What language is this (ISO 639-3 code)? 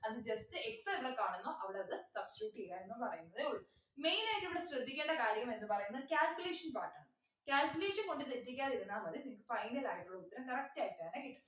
mal